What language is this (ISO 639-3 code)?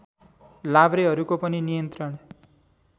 nep